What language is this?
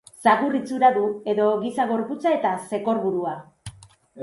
Basque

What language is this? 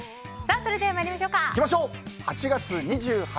Japanese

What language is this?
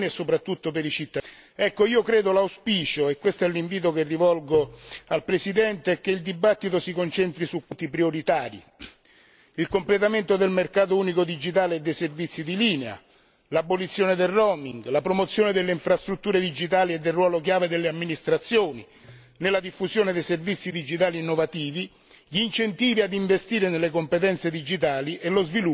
Italian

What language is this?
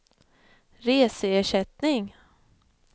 Swedish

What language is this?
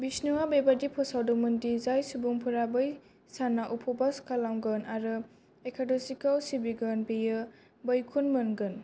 Bodo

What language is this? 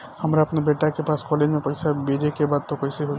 Bhojpuri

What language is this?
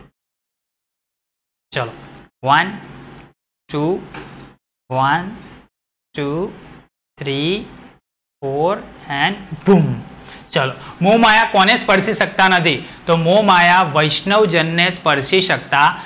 Gujarati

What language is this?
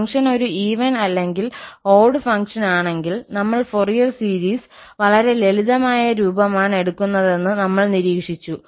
Malayalam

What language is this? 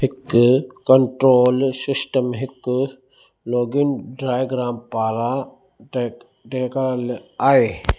Sindhi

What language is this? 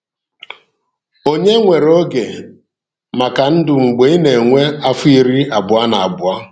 Igbo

